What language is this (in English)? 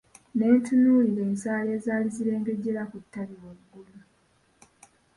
Ganda